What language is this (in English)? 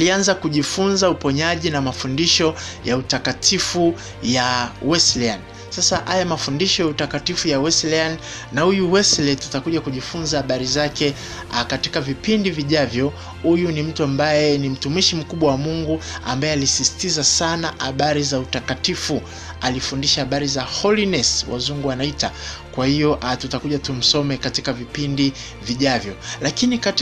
Swahili